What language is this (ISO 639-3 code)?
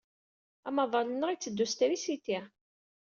kab